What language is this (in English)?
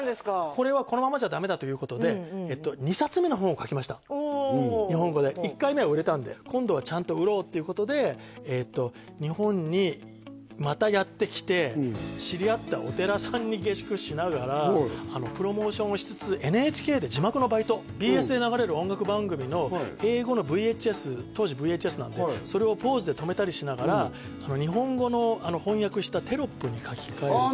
Japanese